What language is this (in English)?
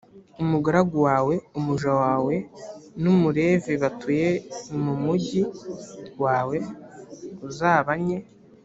Kinyarwanda